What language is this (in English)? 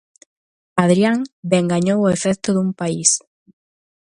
Galician